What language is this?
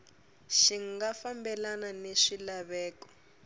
Tsonga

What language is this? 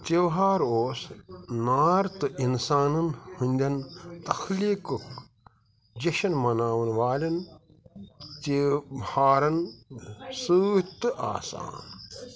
Kashmiri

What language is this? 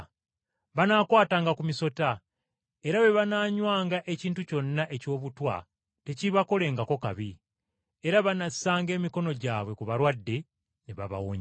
Ganda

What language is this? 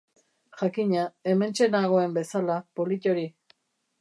Basque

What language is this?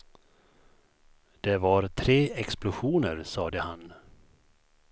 Swedish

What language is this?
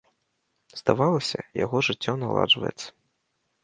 Belarusian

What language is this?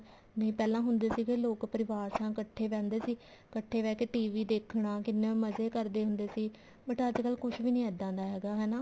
Punjabi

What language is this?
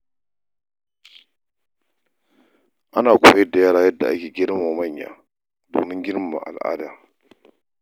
Hausa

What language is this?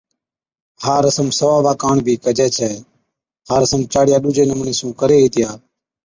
Od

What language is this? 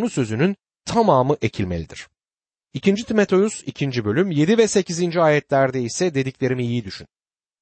Turkish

